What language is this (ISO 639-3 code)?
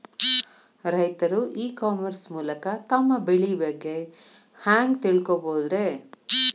kan